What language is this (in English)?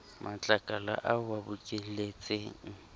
Southern Sotho